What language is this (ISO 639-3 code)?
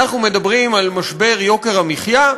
heb